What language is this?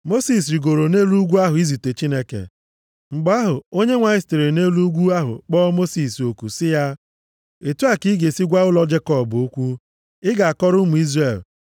Igbo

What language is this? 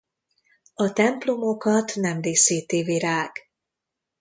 Hungarian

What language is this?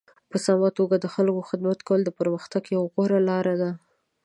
Pashto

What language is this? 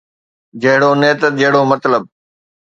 Sindhi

